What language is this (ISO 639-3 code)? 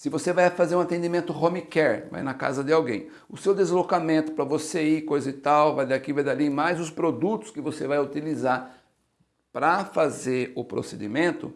por